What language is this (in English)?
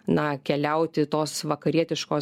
Lithuanian